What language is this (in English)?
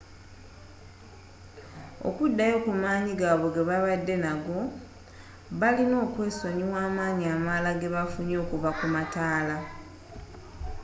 Ganda